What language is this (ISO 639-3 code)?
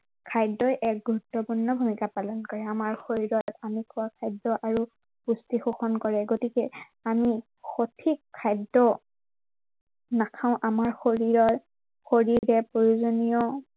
asm